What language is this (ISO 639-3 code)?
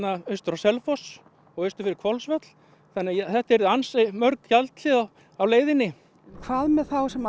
isl